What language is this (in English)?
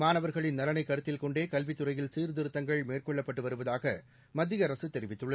Tamil